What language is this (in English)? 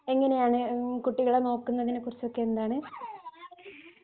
Malayalam